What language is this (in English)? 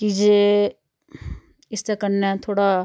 Dogri